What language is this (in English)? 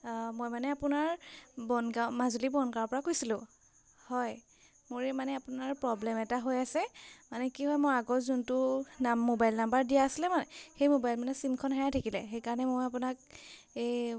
Assamese